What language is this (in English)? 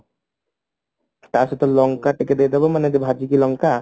Odia